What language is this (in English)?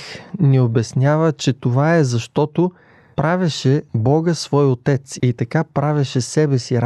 Bulgarian